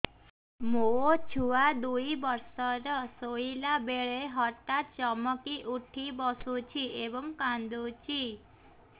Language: Odia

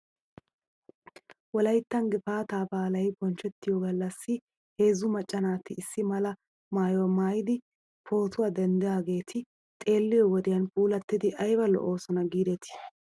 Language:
Wolaytta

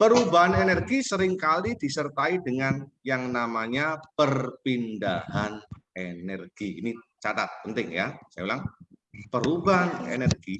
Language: Indonesian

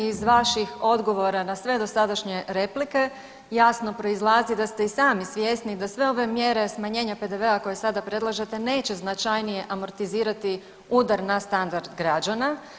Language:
Croatian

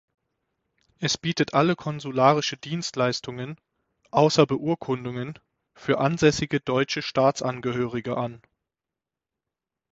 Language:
German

